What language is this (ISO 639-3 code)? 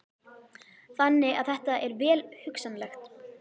isl